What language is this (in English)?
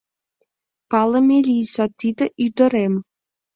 Mari